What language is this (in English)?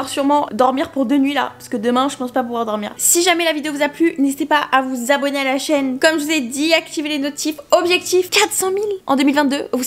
French